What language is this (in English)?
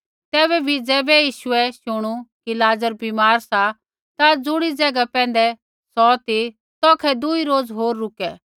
Kullu Pahari